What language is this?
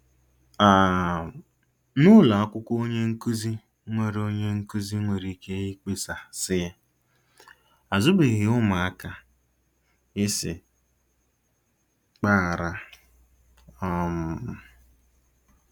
Igbo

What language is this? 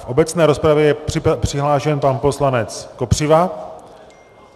Czech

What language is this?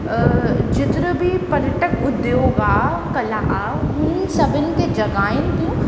Sindhi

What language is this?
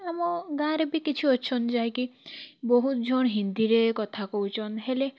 Odia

